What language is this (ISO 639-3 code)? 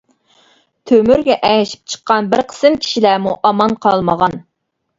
uig